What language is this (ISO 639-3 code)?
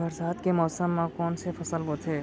hne